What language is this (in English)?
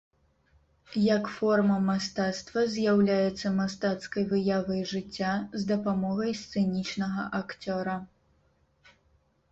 Belarusian